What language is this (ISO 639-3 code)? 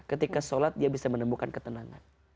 ind